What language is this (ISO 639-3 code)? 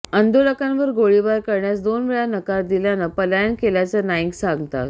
mar